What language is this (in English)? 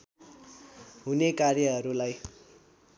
Nepali